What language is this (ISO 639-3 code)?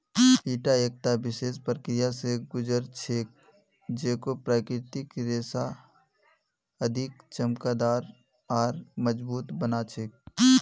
mag